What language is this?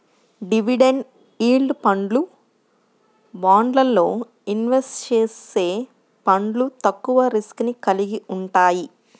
Telugu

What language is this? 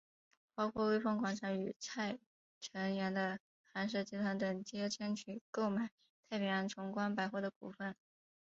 Chinese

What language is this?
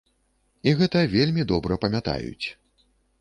Belarusian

